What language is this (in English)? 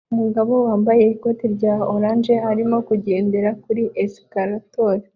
Kinyarwanda